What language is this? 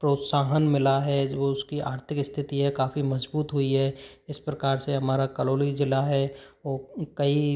Hindi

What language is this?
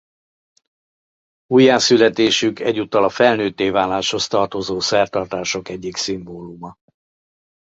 Hungarian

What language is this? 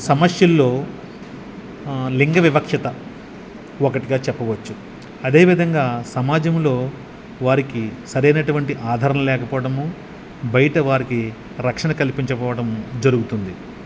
Telugu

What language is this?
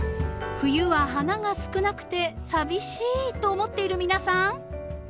Japanese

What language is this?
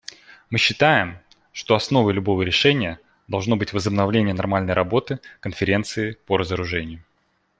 Russian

